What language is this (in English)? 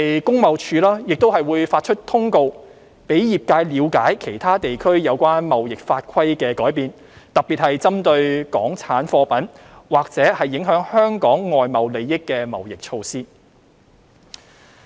Cantonese